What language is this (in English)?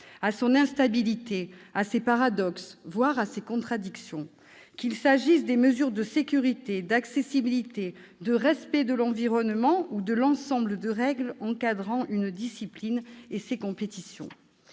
French